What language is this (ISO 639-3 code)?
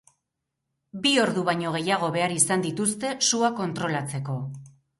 eus